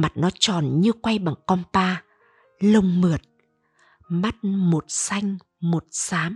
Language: Vietnamese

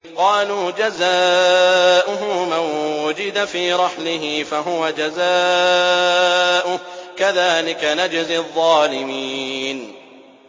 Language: Arabic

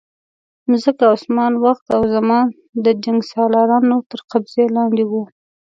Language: Pashto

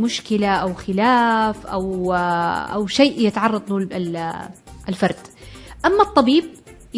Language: Arabic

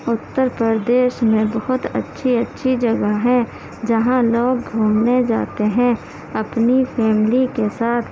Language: Urdu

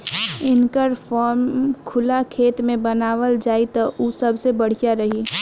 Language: Bhojpuri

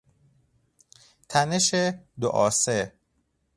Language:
Persian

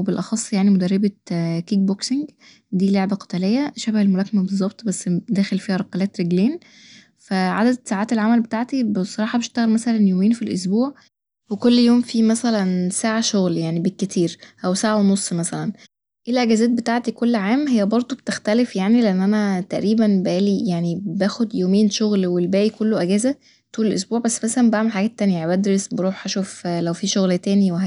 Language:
Egyptian Arabic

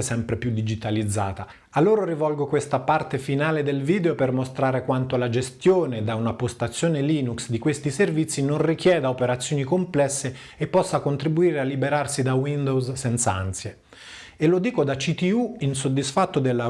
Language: Italian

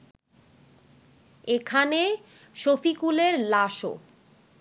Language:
Bangla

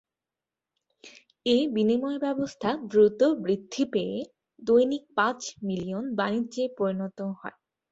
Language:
Bangla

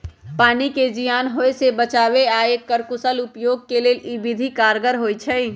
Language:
Magahi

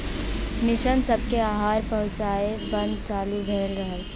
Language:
Bhojpuri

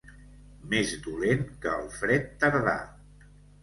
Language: Catalan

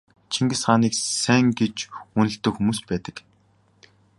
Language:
Mongolian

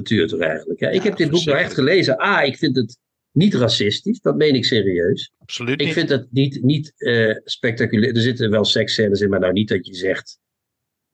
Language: Dutch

